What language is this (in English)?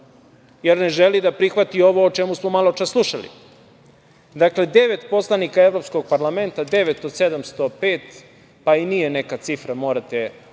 Serbian